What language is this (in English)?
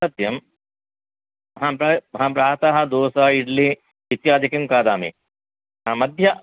Sanskrit